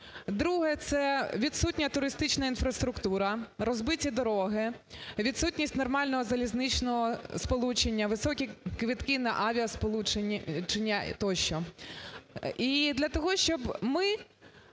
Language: Ukrainian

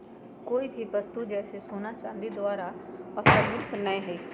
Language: Magahi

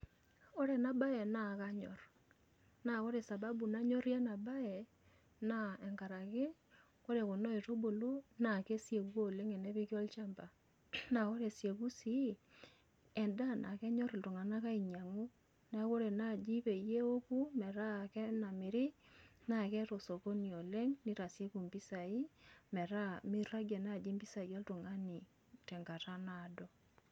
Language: Masai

